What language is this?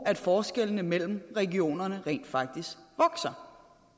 Danish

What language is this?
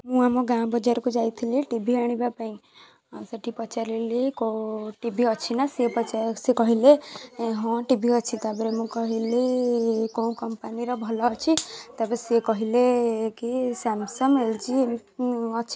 Odia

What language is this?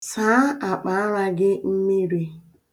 Igbo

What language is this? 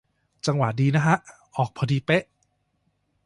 Thai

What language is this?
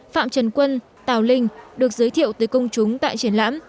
Vietnamese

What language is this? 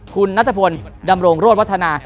Thai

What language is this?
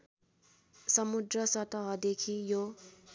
Nepali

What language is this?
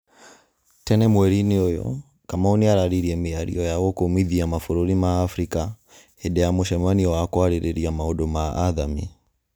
Kikuyu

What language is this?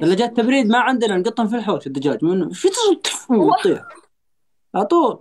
Arabic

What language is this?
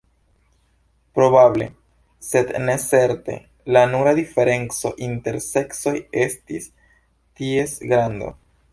Esperanto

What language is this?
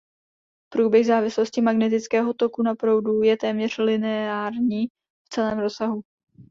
Czech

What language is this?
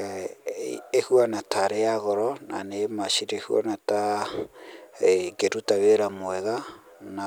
Kikuyu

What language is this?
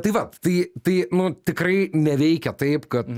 Lithuanian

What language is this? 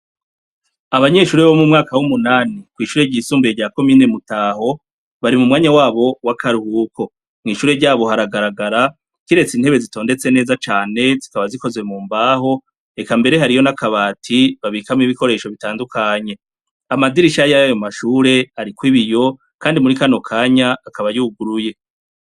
Rundi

